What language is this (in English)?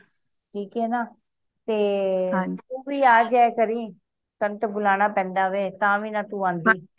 Punjabi